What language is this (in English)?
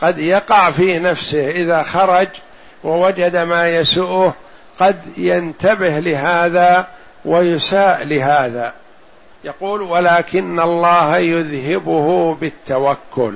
Arabic